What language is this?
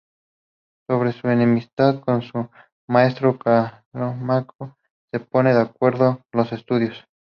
Spanish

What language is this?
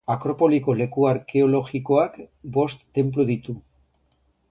Basque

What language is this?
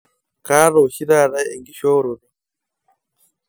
Masai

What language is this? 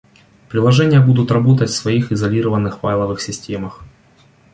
Russian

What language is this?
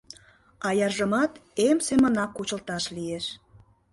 Mari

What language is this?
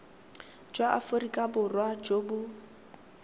Tswana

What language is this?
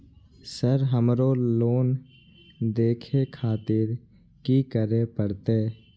Maithili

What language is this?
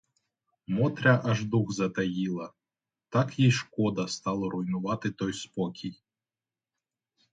Ukrainian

